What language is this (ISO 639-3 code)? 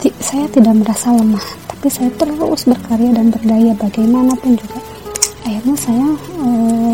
ind